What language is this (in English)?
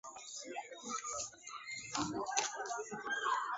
Basque